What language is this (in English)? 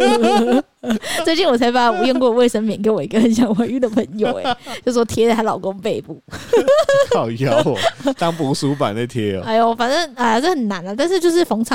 Chinese